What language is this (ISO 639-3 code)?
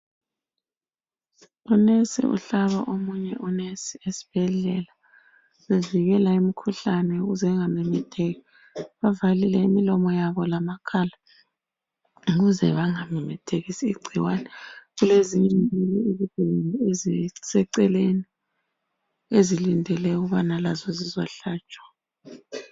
nde